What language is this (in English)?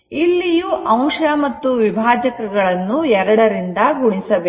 Kannada